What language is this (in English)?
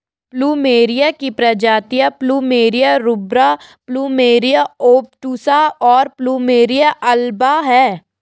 Hindi